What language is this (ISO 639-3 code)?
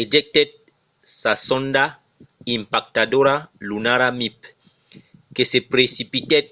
oci